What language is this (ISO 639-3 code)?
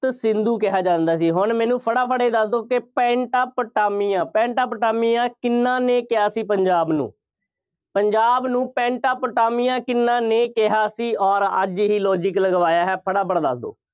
pan